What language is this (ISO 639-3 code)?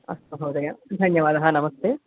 san